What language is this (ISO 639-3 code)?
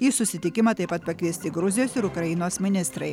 lit